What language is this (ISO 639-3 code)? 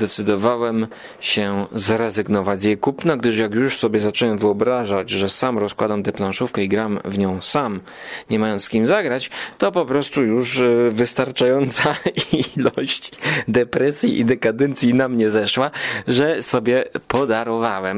pol